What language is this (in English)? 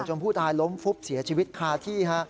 Thai